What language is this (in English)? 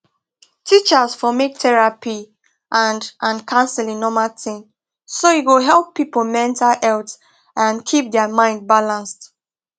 Nigerian Pidgin